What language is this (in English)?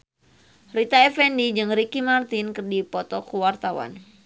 Sundanese